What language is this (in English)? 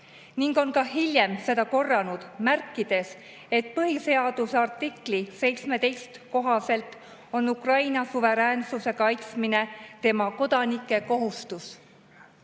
Estonian